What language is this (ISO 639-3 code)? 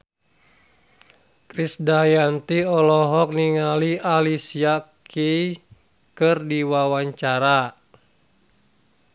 sun